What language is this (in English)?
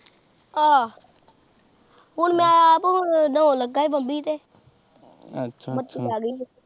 Punjabi